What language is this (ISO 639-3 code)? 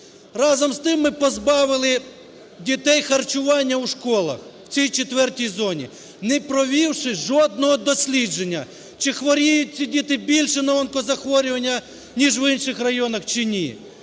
ukr